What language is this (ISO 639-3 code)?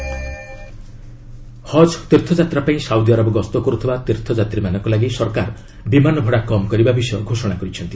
ori